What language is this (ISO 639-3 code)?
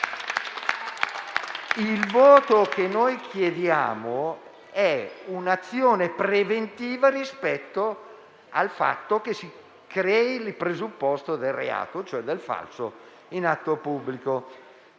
ita